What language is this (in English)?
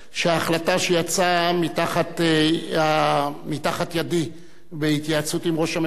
Hebrew